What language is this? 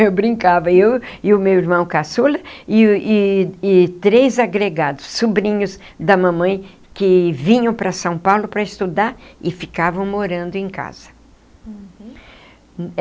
Portuguese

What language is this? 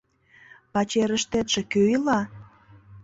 Mari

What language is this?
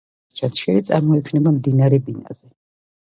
Georgian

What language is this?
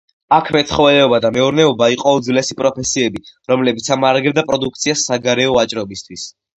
Georgian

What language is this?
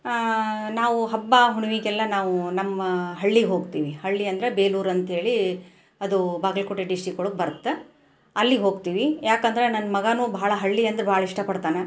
Kannada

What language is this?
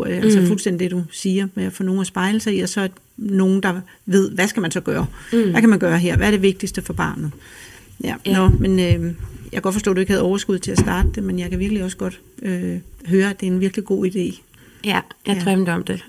Danish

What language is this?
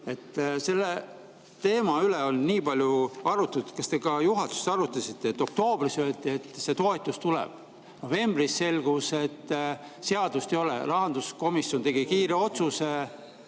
Estonian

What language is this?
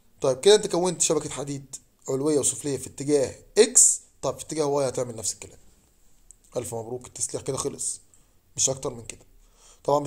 Arabic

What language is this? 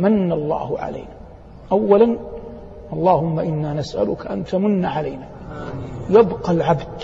Arabic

